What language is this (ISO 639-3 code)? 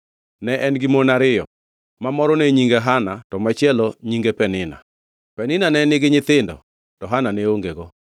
luo